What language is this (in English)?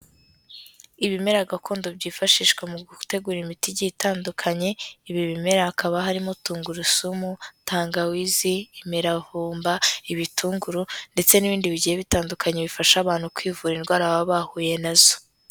Kinyarwanda